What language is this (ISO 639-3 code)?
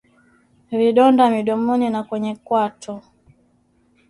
swa